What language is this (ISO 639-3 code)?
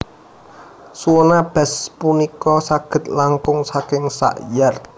jav